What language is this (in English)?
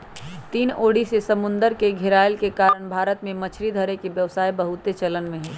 Magahi